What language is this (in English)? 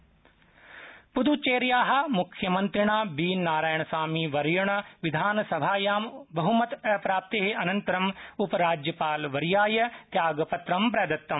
Sanskrit